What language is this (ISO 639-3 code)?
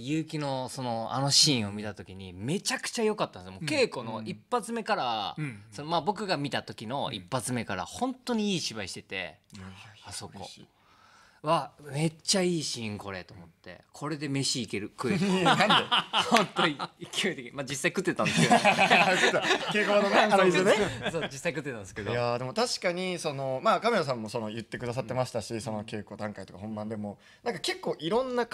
jpn